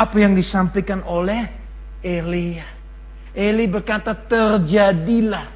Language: Malay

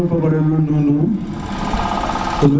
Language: Serer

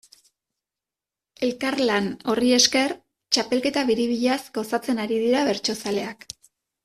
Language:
Basque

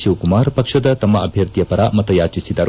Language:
Kannada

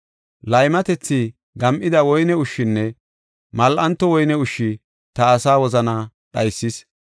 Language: Gofa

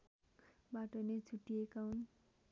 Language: Nepali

